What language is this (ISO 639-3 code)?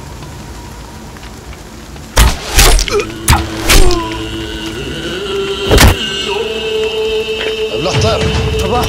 tur